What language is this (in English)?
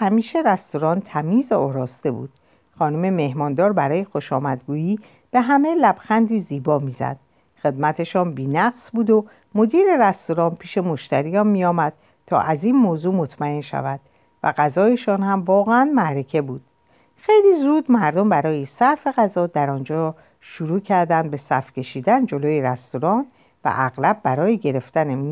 Persian